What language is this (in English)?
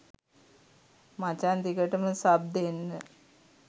Sinhala